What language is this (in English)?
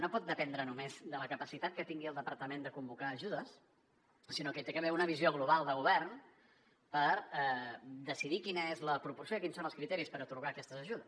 Catalan